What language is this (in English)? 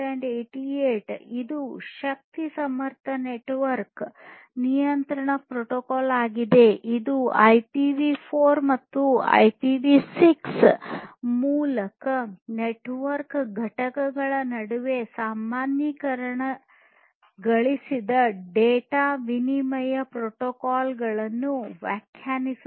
Kannada